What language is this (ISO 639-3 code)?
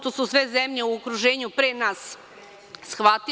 srp